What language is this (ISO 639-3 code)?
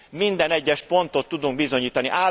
hun